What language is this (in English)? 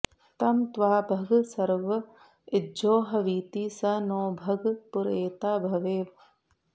Sanskrit